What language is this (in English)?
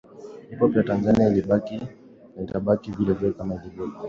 Swahili